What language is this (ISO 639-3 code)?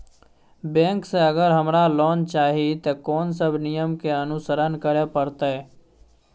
mai